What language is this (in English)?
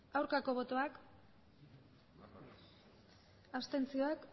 Basque